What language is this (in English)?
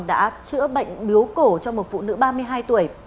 Vietnamese